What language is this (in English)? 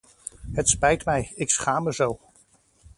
Dutch